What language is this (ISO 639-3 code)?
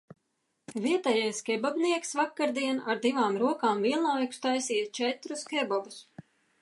lav